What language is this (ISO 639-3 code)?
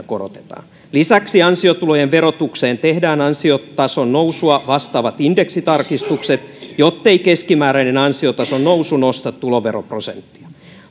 fin